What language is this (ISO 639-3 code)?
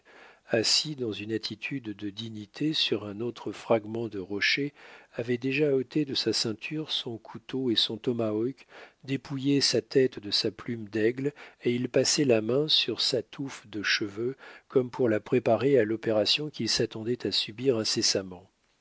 fra